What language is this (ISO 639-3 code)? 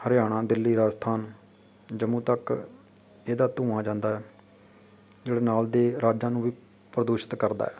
pan